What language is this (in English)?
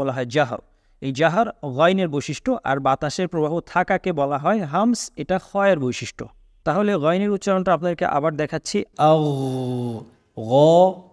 Arabic